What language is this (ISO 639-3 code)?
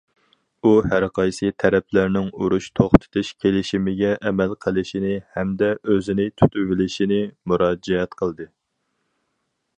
uig